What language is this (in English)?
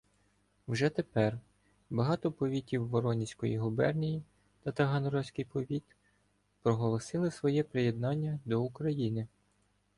Ukrainian